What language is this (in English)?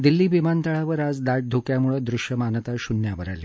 Marathi